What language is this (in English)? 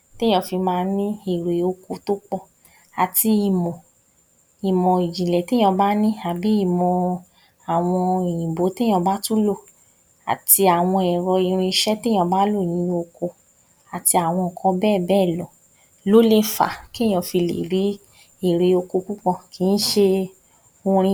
Yoruba